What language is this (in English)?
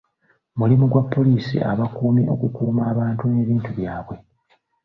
Ganda